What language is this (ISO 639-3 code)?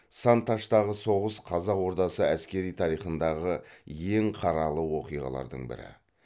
kaz